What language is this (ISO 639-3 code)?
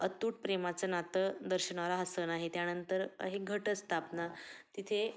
mar